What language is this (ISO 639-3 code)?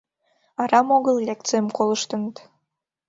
chm